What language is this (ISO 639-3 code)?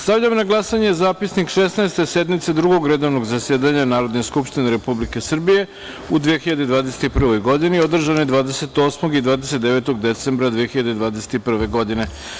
srp